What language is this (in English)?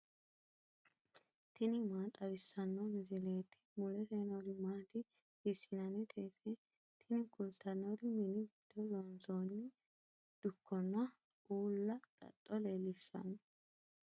Sidamo